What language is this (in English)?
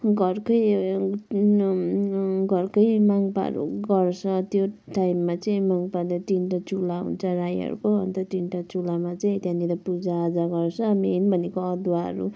Nepali